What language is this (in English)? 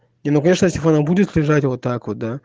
Russian